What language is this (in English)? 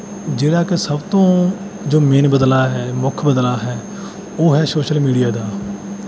Punjabi